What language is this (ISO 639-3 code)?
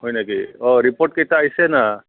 asm